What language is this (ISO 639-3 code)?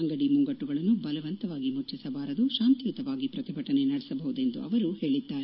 kan